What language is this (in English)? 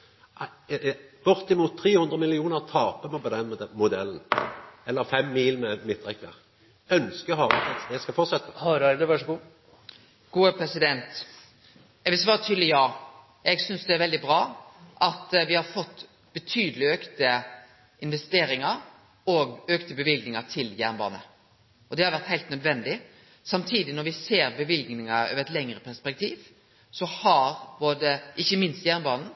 Norwegian Nynorsk